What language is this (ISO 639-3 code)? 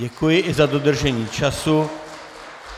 ces